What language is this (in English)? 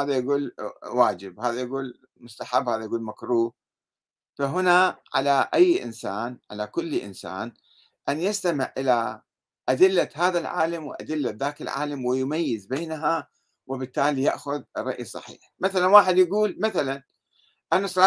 Arabic